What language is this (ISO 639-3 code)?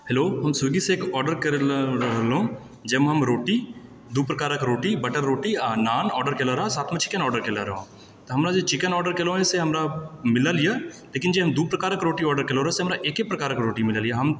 mai